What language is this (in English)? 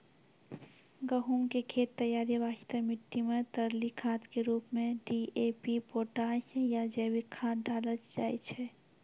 Maithili